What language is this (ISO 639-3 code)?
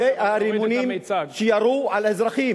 heb